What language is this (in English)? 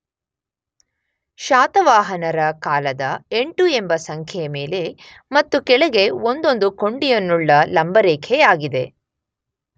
Kannada